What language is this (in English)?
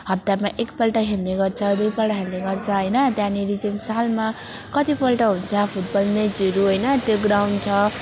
Nepali